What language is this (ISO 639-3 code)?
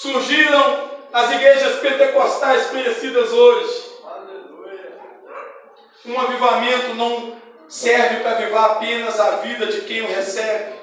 por